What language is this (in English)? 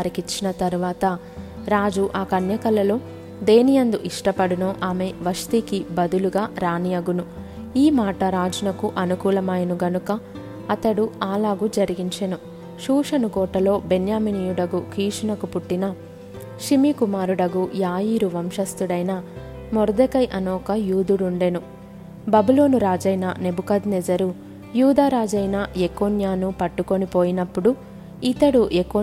Telugu